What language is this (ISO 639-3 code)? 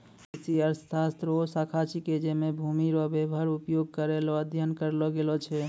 mai